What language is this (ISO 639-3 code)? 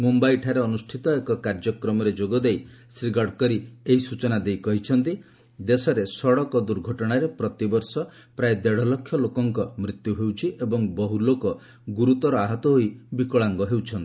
ori